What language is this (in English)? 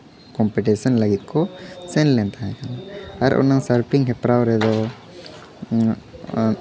Santali